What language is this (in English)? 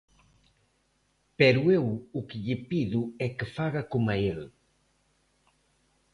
Galician